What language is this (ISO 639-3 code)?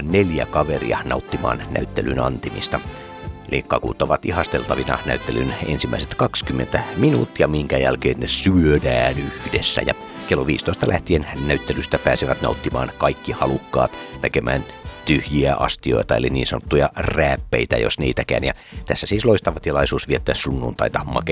fin